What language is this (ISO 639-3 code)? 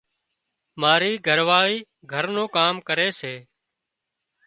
kxp